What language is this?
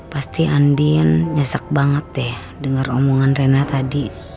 Indonesian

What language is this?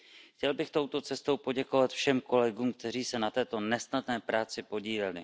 Czech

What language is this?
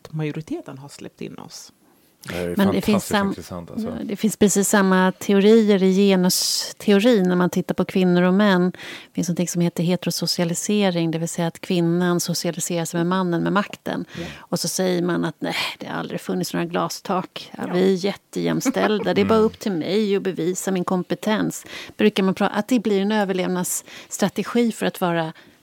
Swedish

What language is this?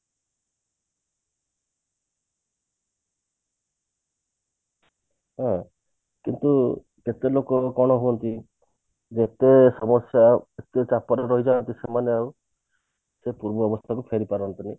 Odia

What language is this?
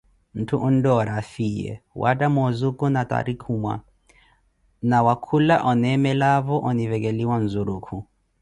Koti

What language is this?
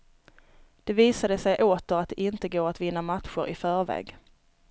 Swedish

